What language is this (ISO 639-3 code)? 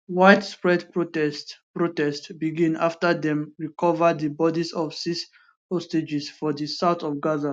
pcm